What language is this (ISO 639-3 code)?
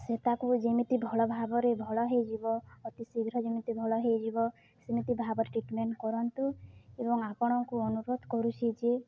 ori